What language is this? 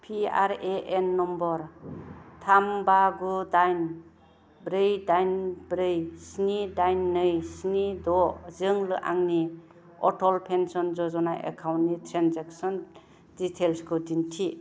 Bodo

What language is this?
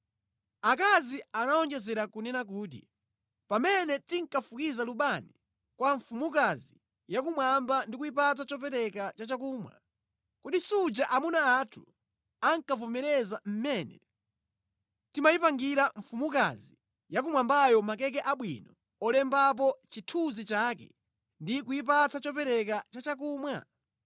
Nyanja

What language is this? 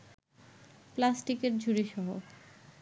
Bangla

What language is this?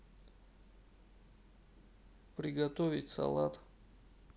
Russian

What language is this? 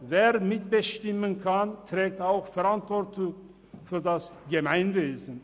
Swiss German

